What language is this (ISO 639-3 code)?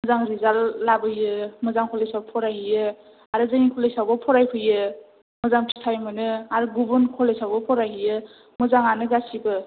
brx